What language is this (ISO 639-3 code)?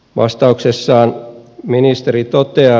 fin